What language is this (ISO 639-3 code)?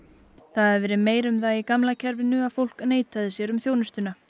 isl